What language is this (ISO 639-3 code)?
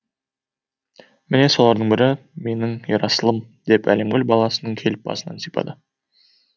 kaz